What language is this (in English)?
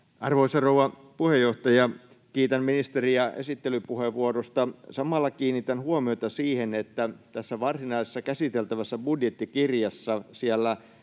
Finnish